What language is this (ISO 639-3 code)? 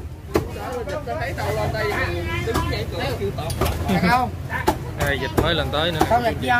vie